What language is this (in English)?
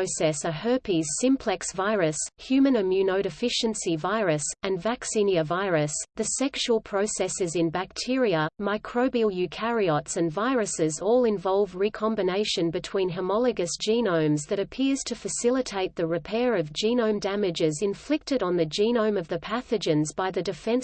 English